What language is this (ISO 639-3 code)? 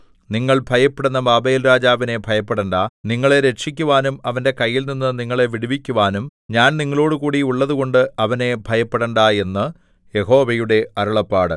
mal